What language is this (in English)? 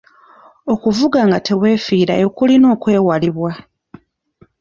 Ganda